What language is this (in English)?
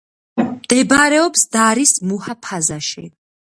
Georgian